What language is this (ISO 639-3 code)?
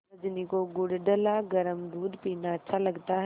hin